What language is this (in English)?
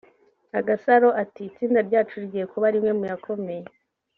Kinyarwanda